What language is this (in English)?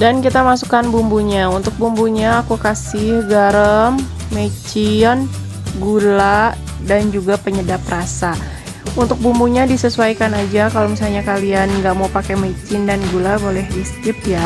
Indonesian